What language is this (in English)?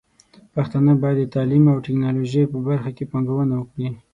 Pashto